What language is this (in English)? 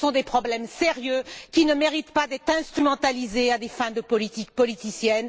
French